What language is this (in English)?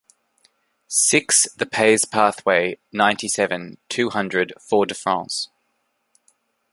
English